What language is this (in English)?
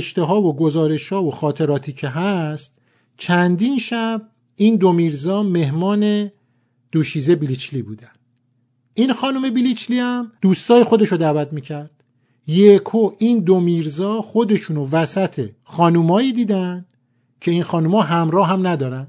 Persian